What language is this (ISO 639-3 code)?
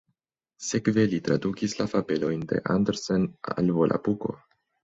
epo